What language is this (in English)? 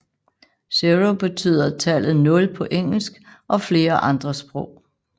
Danish